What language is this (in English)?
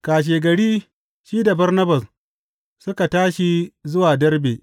Hausa